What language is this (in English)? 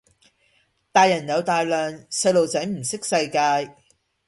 Cantonese